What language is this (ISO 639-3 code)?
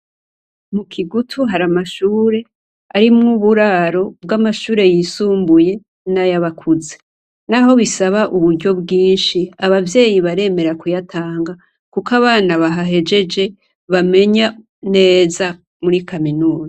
run